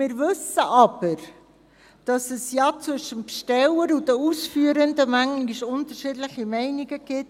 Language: Swiss German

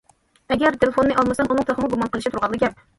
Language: Uyghur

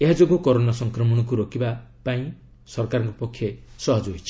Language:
Odia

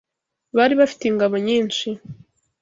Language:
Kinyarwanda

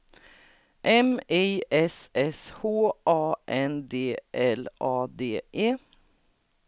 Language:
Swedish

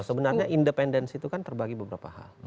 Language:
Indonesian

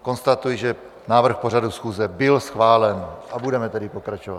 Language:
Czech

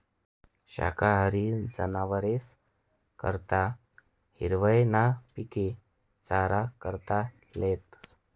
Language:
Marathi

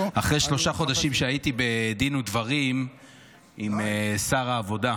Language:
Hebrew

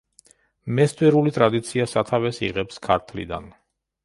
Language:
Georgian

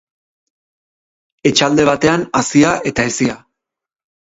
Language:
Basque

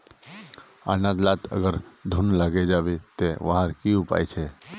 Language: Magahi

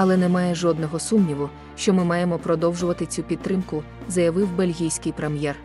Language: Ukrainian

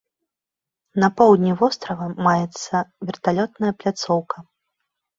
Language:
Belarusian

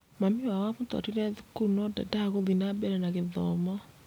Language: Kikuyu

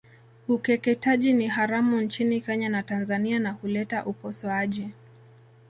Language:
Swahili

